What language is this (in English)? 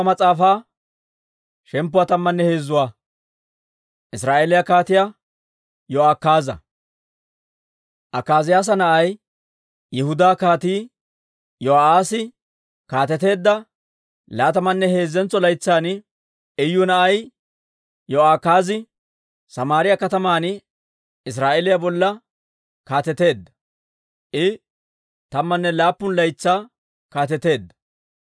Dawro